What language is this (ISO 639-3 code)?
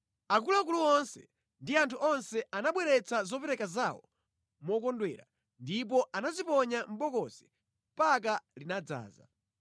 nya